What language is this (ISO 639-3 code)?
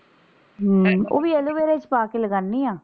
pan